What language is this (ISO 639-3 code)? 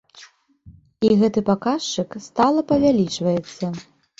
bel